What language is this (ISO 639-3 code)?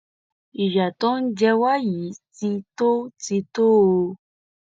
yor